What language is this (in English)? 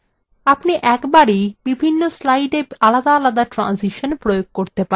Bangla